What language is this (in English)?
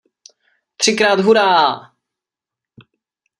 Czech